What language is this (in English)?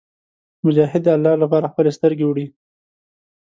Pashto